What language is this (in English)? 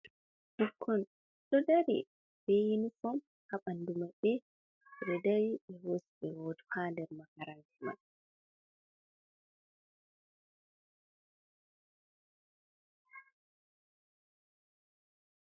Fula